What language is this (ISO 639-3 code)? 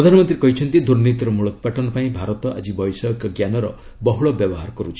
ori